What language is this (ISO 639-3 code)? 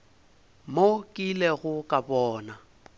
nso